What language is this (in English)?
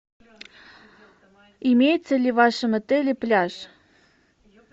Russian